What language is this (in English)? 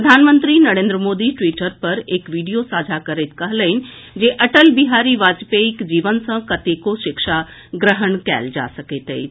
Maithili